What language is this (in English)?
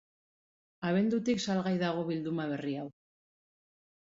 Basque